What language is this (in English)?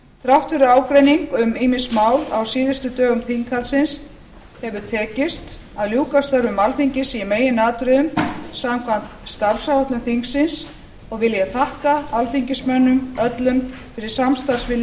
Icelandic